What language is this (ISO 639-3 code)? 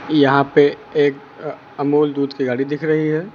hin